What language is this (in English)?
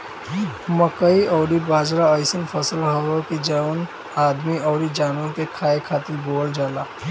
Bhojpuri